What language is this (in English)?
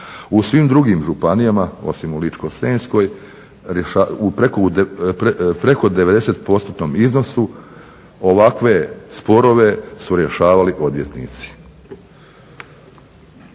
Croatian